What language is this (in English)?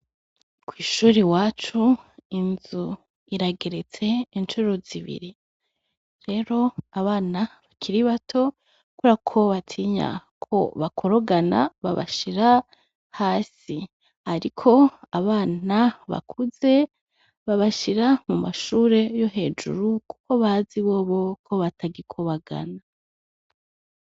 Rundi